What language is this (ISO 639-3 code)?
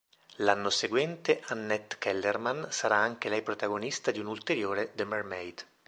ita